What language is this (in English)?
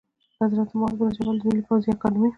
Pashto